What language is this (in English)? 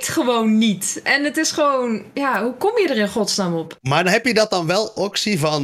Dutch